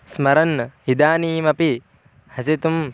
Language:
Sanskrit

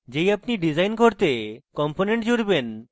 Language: Bangla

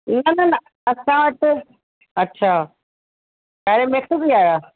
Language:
Sindhi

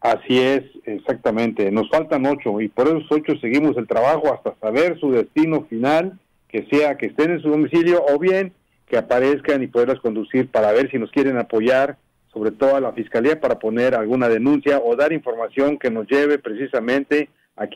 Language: Spanish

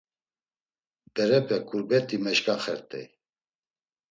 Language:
Laz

